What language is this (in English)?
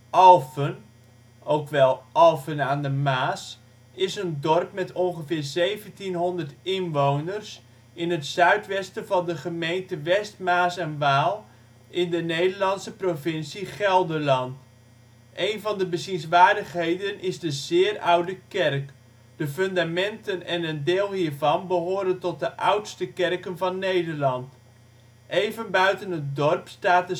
Dutch